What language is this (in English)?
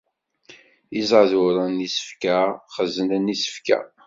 Kabyle